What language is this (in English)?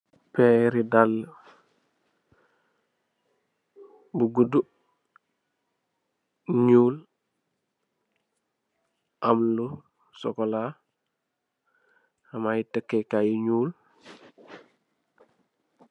Wolof